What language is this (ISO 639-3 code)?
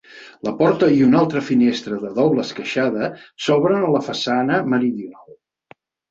cat